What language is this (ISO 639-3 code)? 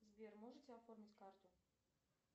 rus